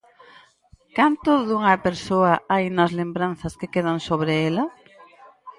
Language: Galician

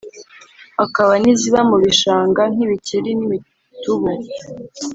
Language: Kinyarwanda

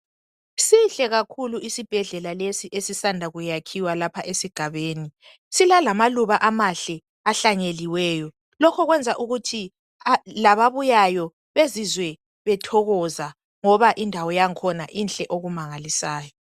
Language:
North Ndebele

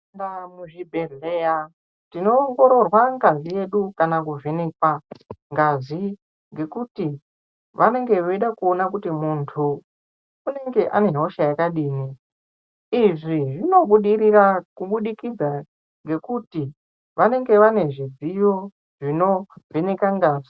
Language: Ndau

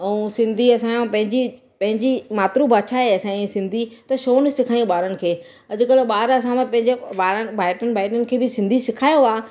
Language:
Sindhi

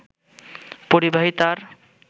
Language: Bangla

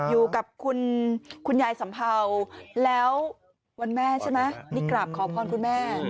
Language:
Thai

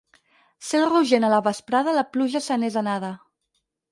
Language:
Catalan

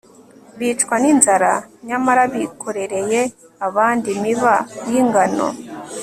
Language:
Kinyarwanda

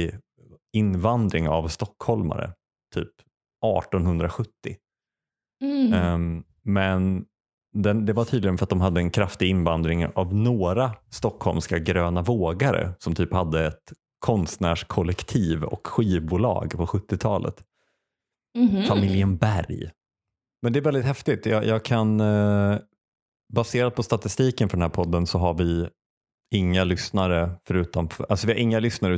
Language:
Swedish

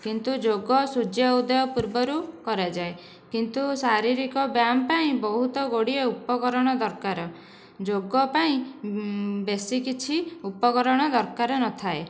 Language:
Odia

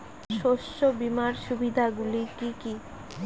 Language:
Bangla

